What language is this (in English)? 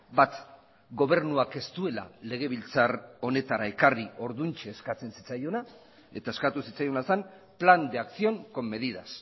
Basque